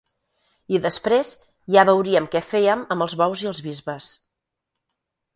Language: Catalan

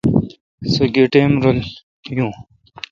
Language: Kalkoti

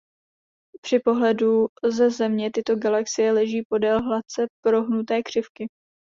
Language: Czech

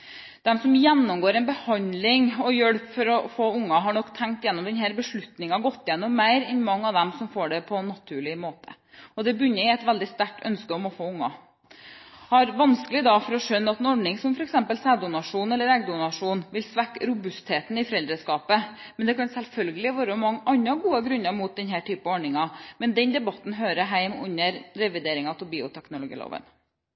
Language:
Norwegian Bokmål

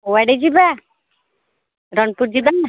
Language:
Odia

